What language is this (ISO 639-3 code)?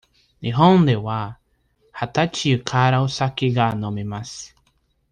jpn